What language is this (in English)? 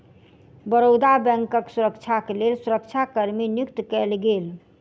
Maithili